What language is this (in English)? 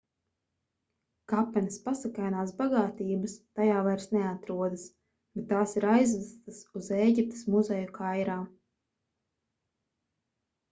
Latvian